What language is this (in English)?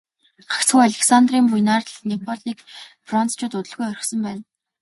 Mongolian